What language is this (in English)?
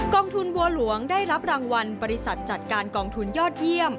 Thai